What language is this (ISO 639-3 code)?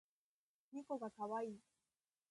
jpn